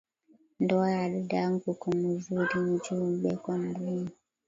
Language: Swahili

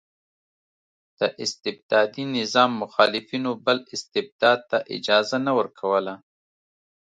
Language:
Pashto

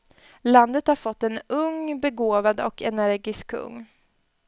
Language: Swedish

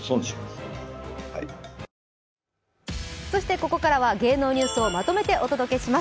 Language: Japanese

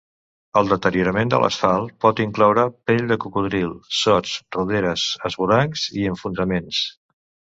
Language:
Catalan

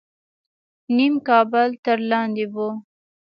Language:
Pashto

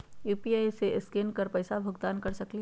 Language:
Magahi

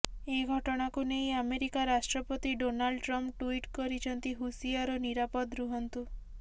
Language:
Odia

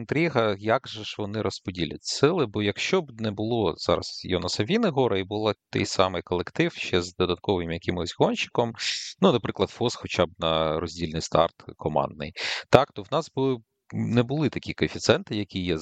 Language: Ukrainian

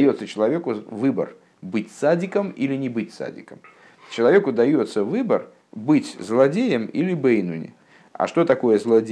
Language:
Russian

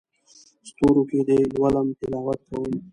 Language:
Pashto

